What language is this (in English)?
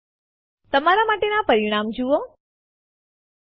Gujarati